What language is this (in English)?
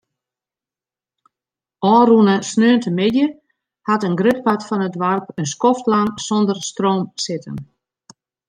Western Frisian